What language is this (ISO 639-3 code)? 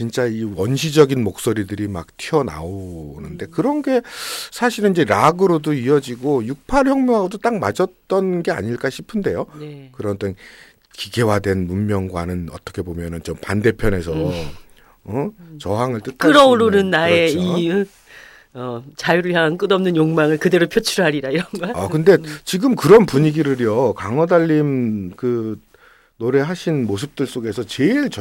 kor